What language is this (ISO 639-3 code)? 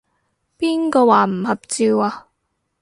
yue